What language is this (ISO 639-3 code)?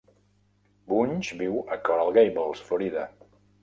cat